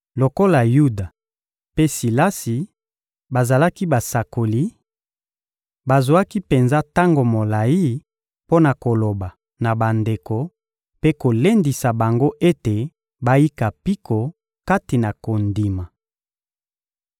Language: Lingala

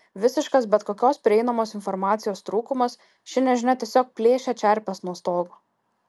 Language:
Lithuanian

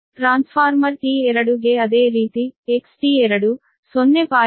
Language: Kannada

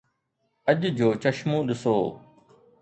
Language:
Sindhi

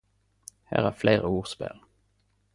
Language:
Norwegian Nynorsk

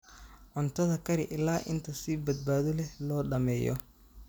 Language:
Somali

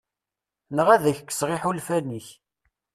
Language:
Kabyle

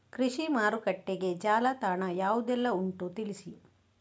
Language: Kannada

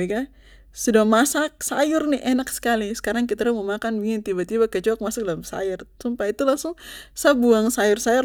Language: Papuan Malay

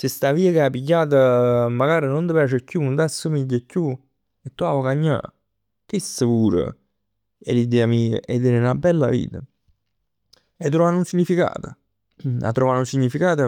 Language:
Neapolitan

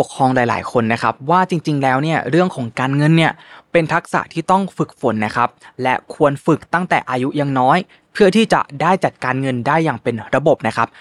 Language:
Thai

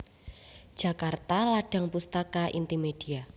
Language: Javanese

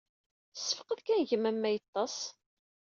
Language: Kabyle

